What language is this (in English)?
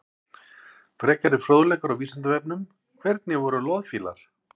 Icelandic